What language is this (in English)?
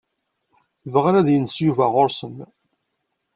Kabyle